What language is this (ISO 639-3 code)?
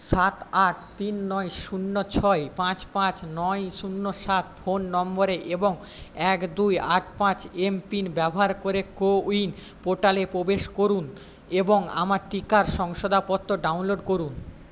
ben